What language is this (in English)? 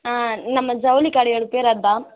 Tamil